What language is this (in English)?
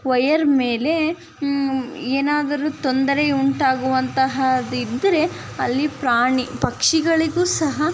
Kannada